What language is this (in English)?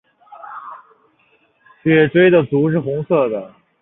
Chinese